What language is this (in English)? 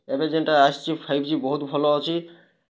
Odia